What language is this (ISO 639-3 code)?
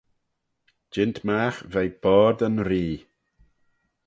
glv